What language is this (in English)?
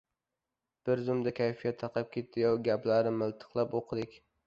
Uzbek